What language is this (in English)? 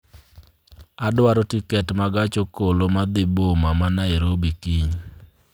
Luo (Kenya and Tanzania)